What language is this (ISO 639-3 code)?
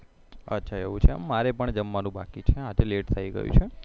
guj